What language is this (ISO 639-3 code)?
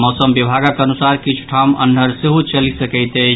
mai